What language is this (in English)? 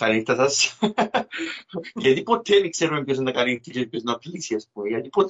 Greek